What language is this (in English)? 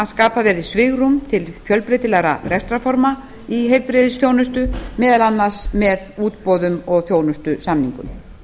Icelandic